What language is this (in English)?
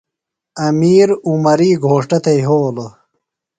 Phalura